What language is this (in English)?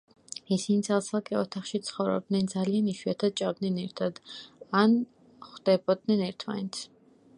Georgian